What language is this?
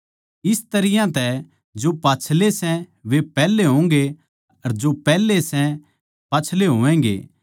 Haryanvi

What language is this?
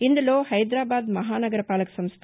Telugu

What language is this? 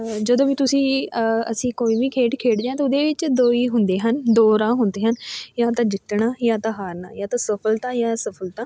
Punjabi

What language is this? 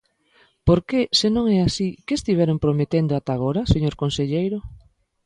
Galician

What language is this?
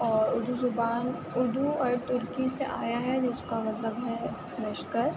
Urdu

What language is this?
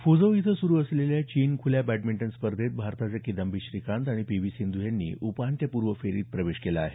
Marathi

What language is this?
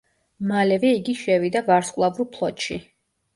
Georgian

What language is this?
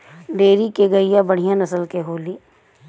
Bhojpuri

